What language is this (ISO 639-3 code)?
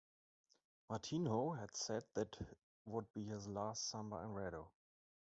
eng